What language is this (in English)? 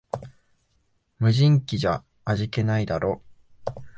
Japanese